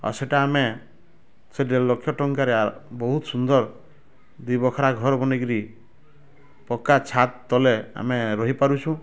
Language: Odia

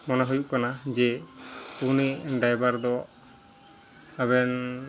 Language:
Santali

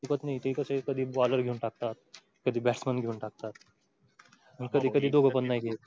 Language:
Marathi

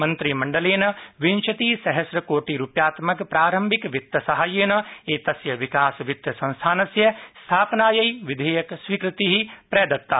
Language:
Sanskrit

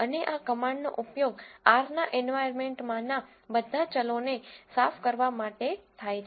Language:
Gujarati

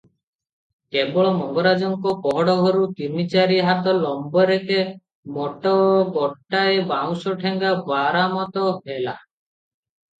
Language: Odia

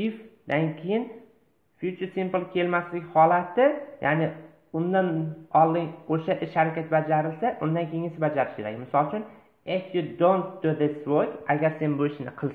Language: Turkish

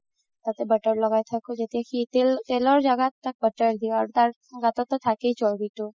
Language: Assamese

